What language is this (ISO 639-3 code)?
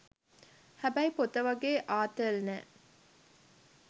sin